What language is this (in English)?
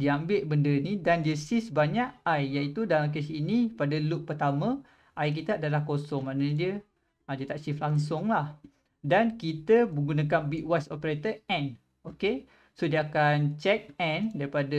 Malay